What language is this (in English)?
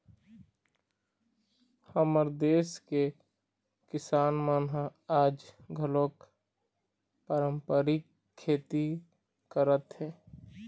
Chhattisgarhi